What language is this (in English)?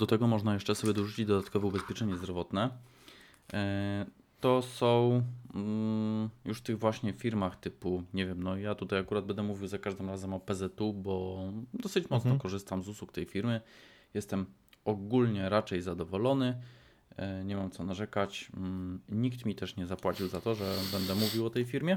Polish